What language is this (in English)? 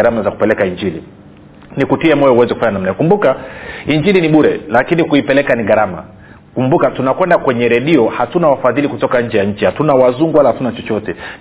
Swahili